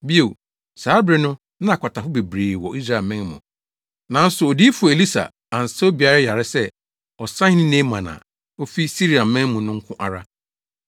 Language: Akan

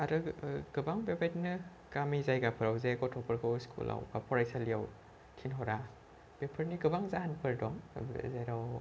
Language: Bodo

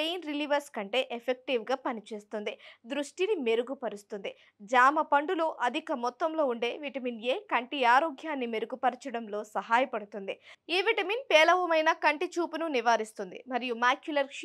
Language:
Telugu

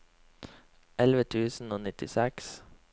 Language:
Norwegian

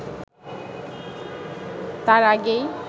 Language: Bangla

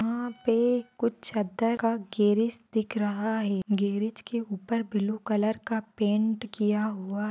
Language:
Marwari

